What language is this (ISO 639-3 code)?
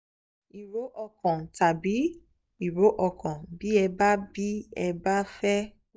yor